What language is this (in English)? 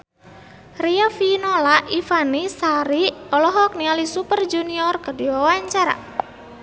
Sundanese